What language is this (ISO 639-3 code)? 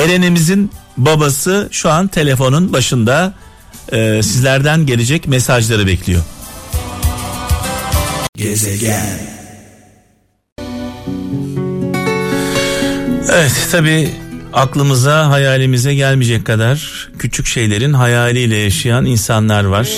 tur